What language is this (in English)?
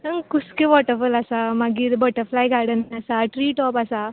Konkani